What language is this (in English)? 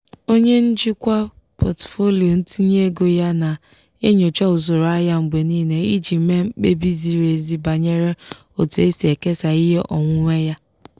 Igbo